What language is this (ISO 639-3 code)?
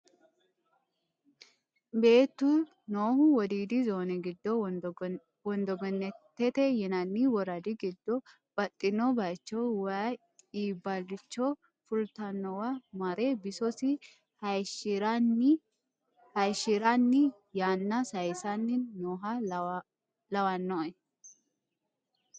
sid